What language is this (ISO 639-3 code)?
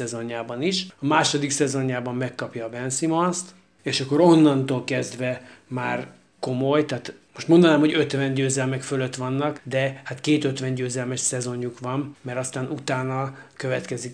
hun